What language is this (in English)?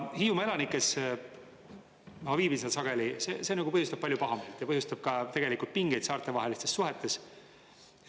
Estonian